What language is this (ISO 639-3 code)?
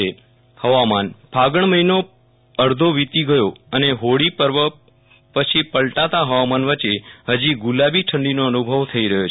guj